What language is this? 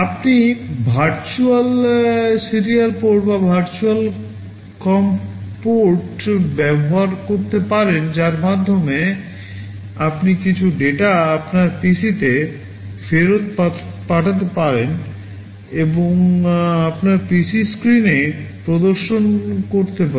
Bangla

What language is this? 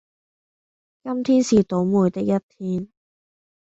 Cantonese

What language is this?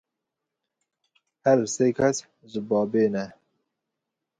Kurdish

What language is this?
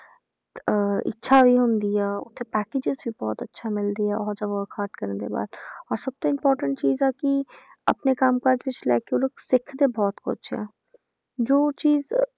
Punjabi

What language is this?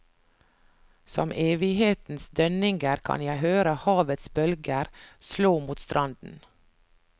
Norwegian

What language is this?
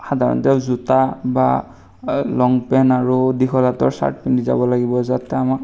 Assamese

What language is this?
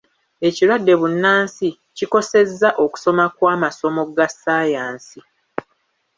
Ganda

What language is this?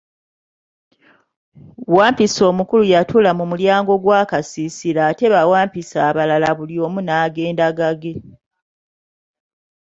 Ganda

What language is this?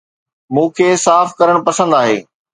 Sindhi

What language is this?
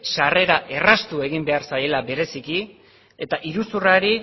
Basque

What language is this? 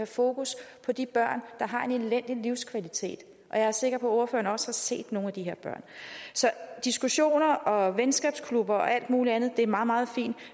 Danish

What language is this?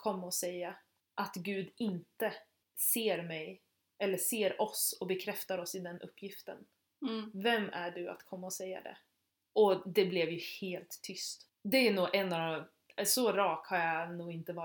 Swedish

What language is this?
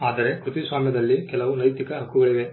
Kannada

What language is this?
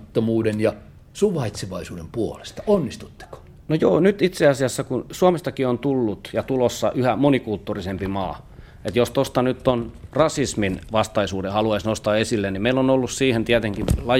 Finnish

